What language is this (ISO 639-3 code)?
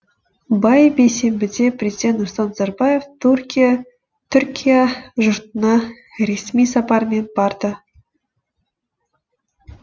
kaz